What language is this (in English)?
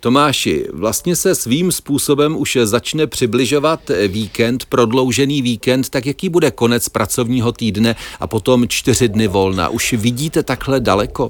Czech